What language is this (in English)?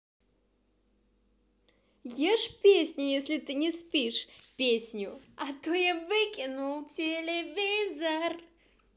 Russian